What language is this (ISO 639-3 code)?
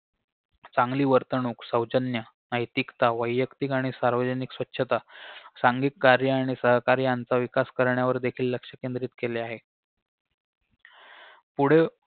mar